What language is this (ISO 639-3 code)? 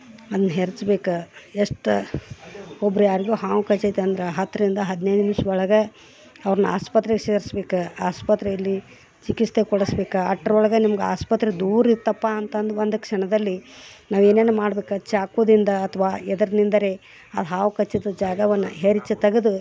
kan